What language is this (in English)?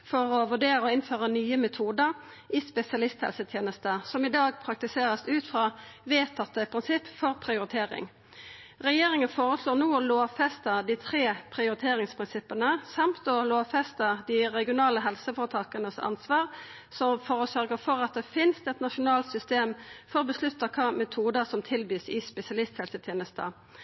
Norwegian Nynorsk